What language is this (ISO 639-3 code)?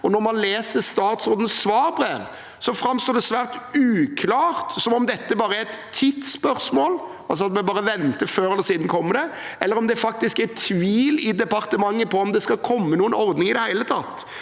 nor